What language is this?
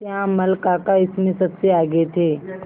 Hindi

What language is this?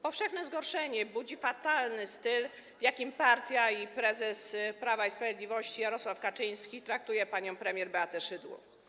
Polish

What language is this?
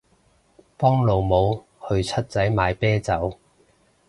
Cantonese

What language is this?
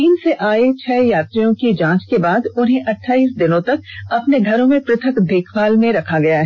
Hindi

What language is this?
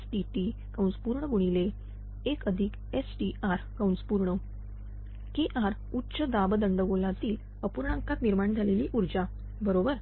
Marathi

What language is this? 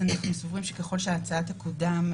Hebrew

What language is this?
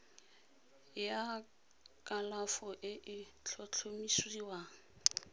Tswana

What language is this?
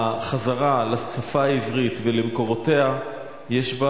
Hebrew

